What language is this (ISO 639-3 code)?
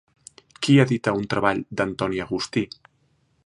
cat